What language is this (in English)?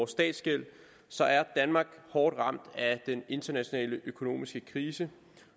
Danish